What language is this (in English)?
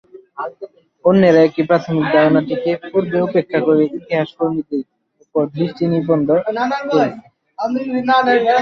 Bangla